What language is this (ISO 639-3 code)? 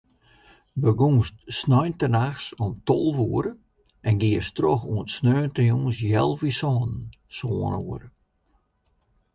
fry